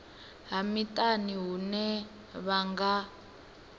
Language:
Venda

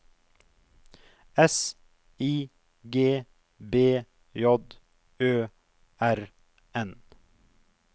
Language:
Norwegian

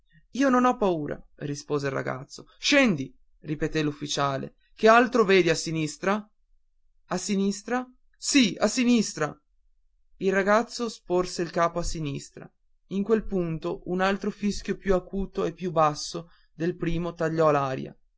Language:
Italian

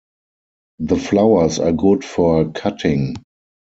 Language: English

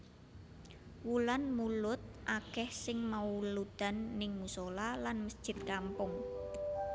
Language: Javanese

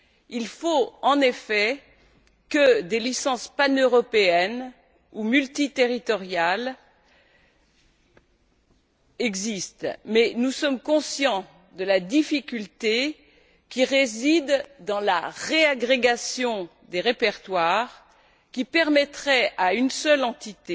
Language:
French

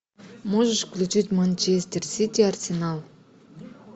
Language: Russian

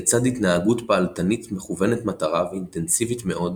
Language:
Hebrew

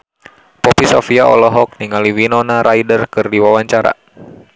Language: Sundanese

